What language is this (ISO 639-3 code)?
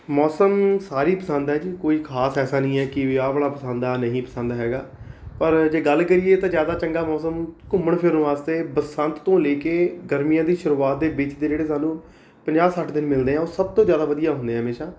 pan